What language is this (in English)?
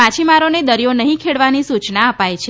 Gujarati